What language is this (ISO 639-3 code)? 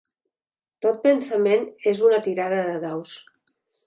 cat